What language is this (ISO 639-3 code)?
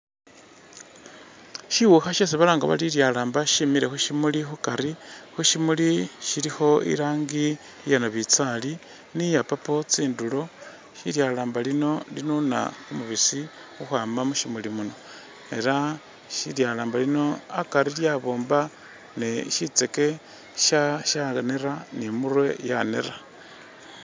myx